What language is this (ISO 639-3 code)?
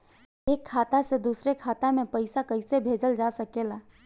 bho